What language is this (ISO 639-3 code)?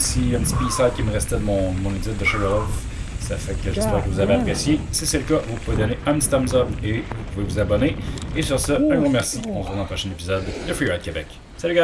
fra